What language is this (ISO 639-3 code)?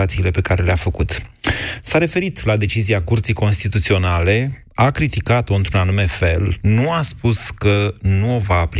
ron